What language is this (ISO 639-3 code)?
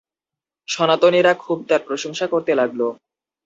ben